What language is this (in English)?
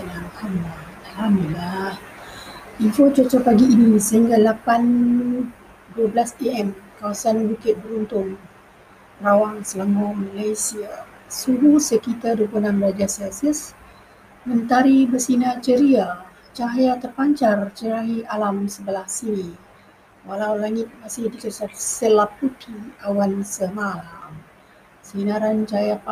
Malay